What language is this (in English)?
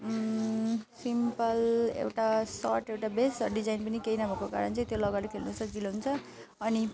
Nepali